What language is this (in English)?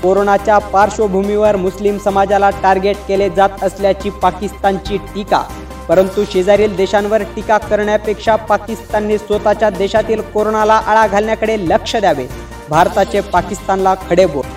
Marathi